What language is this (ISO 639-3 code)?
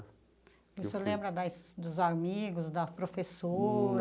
por